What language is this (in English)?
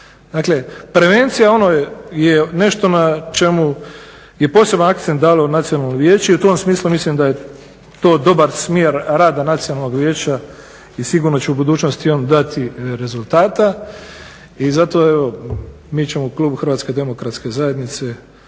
Croatian